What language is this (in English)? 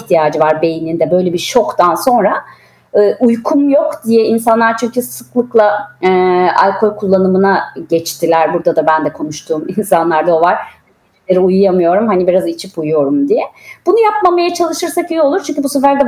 Turkish